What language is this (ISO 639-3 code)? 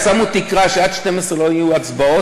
heb